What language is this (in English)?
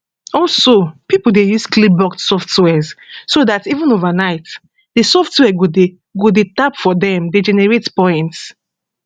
Nigerian Pidgin